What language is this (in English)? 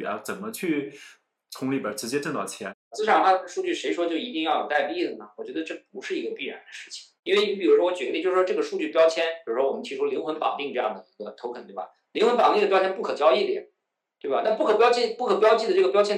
Chinese